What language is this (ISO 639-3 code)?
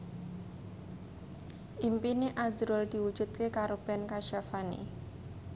jav